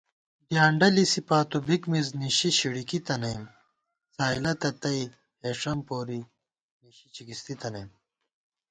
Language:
Gawar-Bati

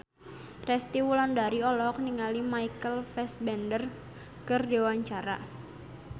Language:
Sundanese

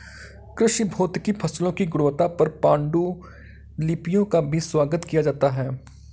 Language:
Hindi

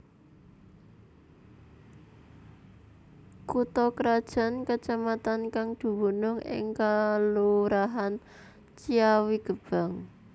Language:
Javanese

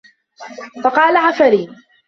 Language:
Arabic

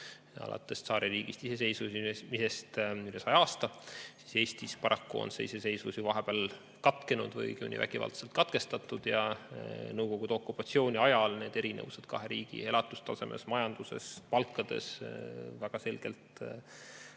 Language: Estonian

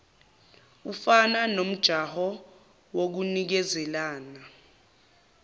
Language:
Zulu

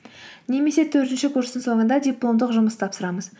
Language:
Kazakh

